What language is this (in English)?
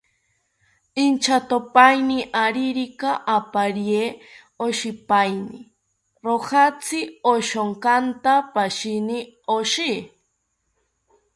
South Ucayali Ashéninka